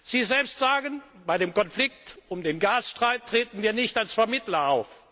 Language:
German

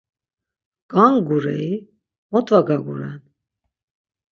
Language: Laz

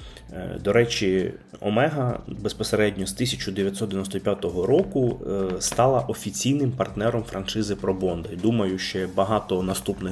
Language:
Ukrainian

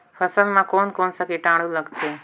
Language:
Chhattisgarhi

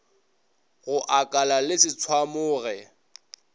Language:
Northern Sotho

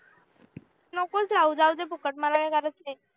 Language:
Marathi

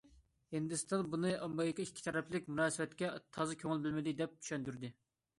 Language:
Uyghur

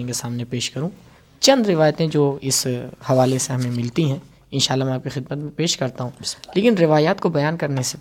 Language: Urdu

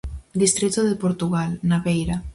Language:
Galician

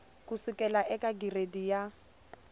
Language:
Tsonga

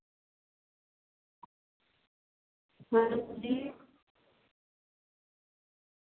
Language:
Dogri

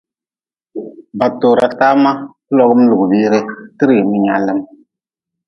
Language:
Nawdm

